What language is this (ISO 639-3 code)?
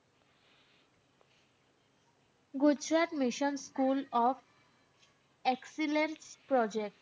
ben